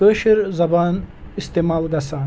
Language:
Kashmiri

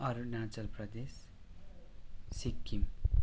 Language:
Nepali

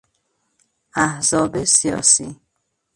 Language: Persian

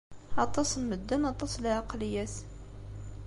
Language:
Kabyle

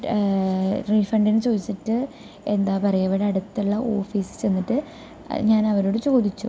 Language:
Malayalam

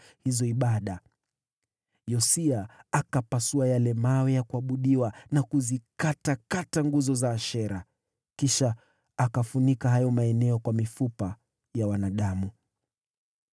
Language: Swahili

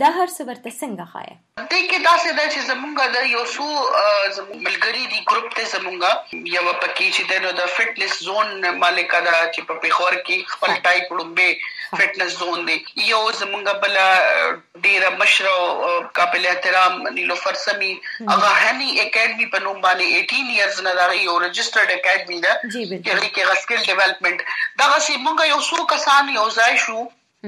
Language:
Urdu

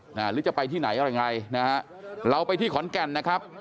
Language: Thai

